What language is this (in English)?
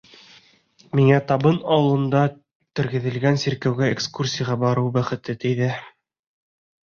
Bashkir